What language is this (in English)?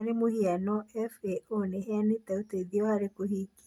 Kikuyu